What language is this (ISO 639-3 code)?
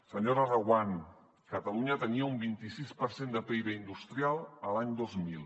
cat